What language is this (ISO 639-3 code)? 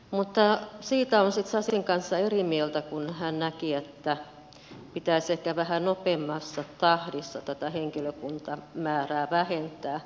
fin